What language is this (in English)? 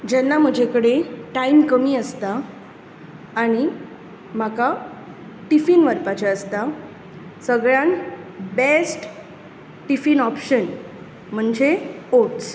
Konkani